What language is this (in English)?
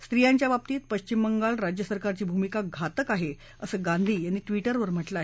Marathi